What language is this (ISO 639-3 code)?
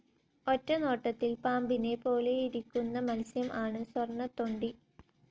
mal